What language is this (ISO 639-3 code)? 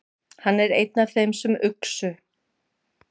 isl